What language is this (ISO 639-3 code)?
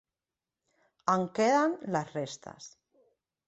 cat